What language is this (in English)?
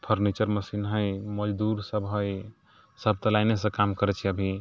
Maithili